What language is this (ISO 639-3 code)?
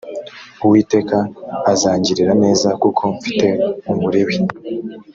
kin